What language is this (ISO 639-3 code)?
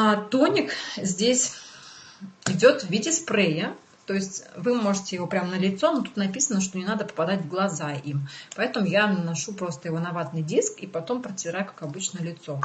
rus